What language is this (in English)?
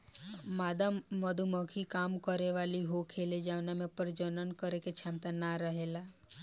Bhojpuri